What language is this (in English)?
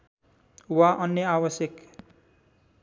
Nepali